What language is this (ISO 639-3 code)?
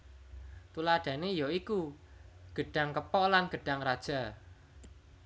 jav